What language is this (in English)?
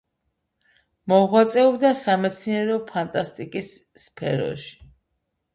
Georgian